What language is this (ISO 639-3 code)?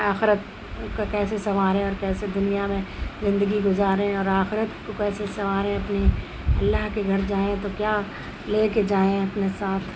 urd